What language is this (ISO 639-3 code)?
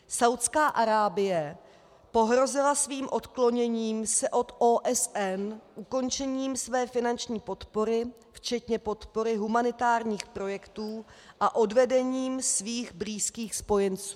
ces